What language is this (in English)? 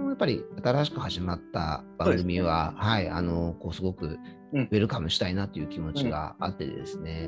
Japanese